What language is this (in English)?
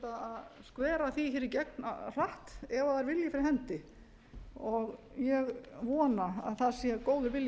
Icelandic